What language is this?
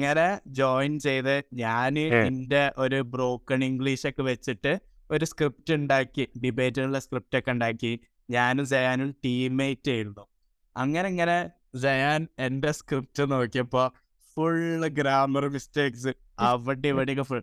Malayalam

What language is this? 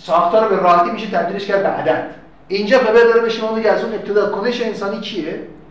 Persian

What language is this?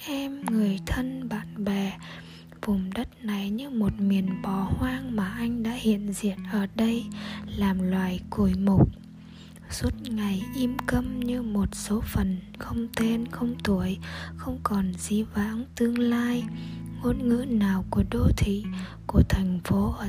Vietnamese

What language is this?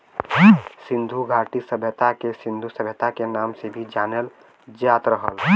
Bhojpuri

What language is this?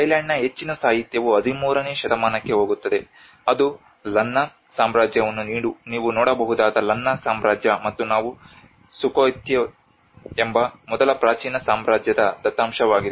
Kannada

